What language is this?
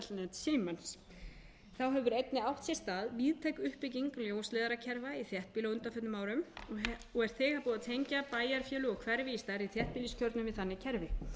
Icelandic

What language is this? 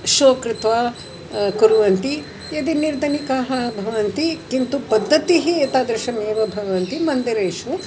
Sanskrit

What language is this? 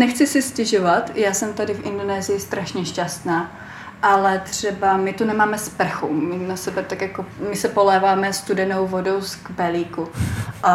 Czech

